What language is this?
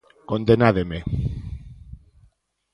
Galician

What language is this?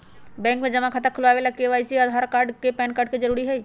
Magahi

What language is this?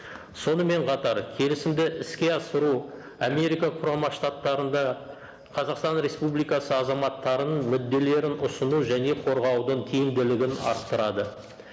Kazakh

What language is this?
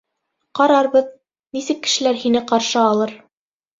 Bashkir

